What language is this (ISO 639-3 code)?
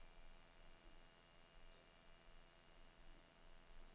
dan